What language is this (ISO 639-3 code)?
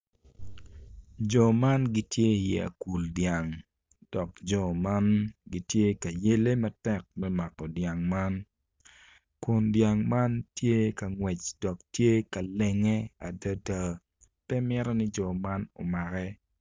ach